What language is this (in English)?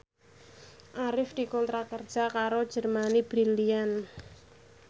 Javanese